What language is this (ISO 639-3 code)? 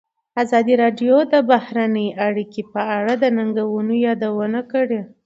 pus